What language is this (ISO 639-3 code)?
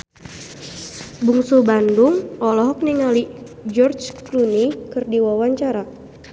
sun